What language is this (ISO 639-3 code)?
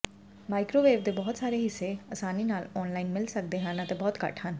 pan